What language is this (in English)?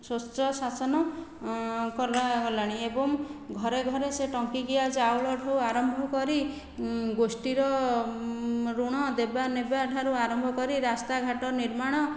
Odia